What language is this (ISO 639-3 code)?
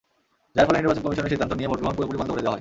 ben